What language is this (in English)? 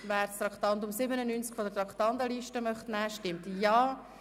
Swiss German